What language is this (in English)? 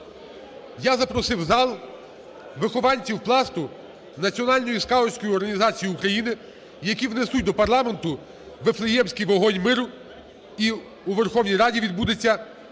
Ukrainian